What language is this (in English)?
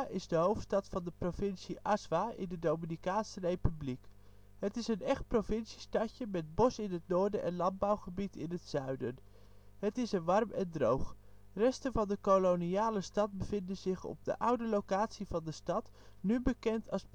Dutch